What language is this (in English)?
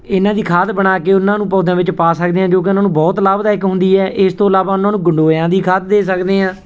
Punjabi